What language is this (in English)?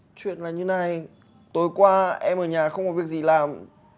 Vietnamese